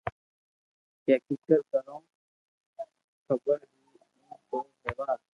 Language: Loarki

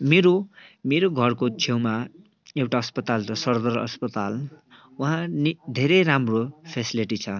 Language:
Nepali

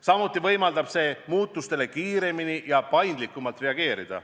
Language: Estonian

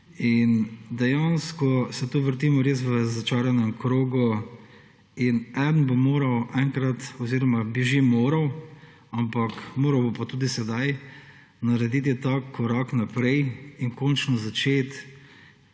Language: Slovenian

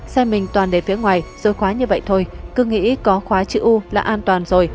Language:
Vietnamese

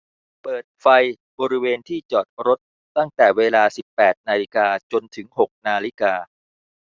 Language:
Thai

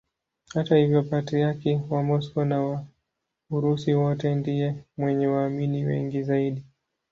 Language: Swahili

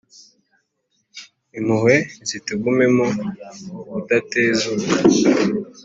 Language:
Kinyarwanda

